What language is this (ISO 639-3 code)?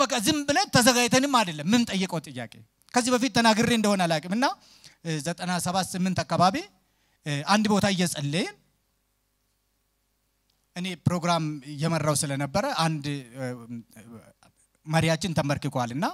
ara